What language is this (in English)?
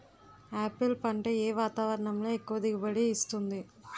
Telugu